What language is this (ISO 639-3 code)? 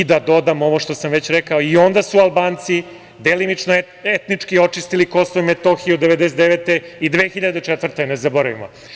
srp